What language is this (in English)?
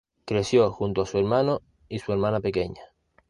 Spanish